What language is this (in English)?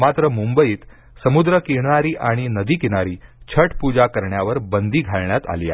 Marathi